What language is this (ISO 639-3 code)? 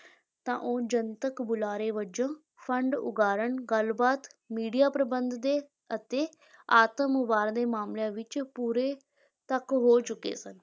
pan